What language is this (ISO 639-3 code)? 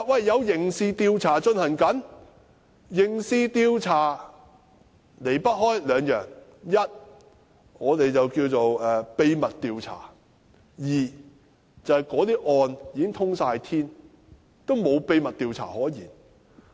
yue